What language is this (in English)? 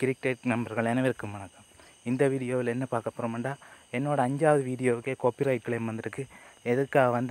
Hindi